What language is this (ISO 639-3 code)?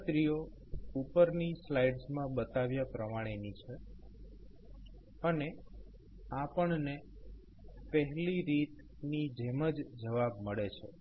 guj